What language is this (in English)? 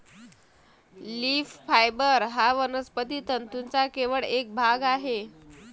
Marathi